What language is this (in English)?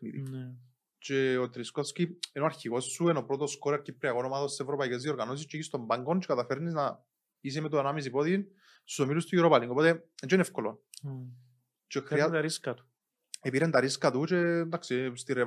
Greek